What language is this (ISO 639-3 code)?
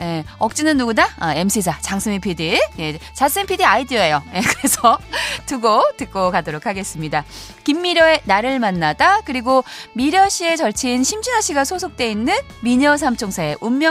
kor